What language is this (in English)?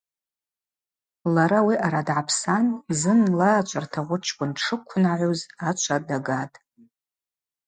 Abaza